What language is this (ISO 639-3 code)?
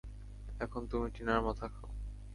ben